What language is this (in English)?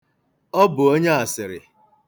Igbo